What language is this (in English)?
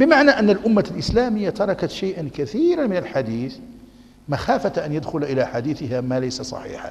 Arabic